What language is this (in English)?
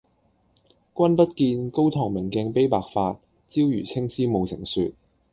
Cantonese